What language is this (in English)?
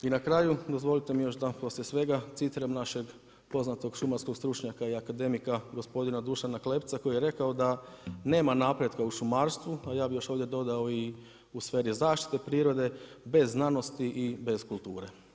Croatian